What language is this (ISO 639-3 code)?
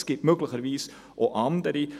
gsw